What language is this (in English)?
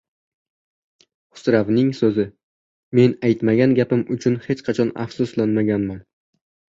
Uzbek